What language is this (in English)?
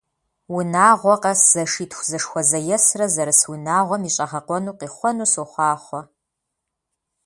Kabardian